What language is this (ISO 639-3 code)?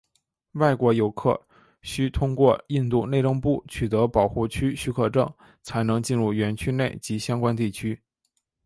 zho